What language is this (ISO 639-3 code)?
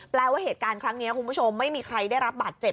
tha